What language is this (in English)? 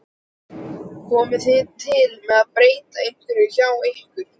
Icelandic